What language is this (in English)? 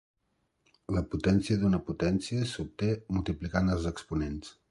Catalan